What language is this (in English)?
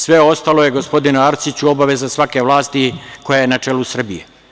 Serbian